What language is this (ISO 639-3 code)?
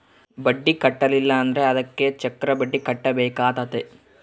kan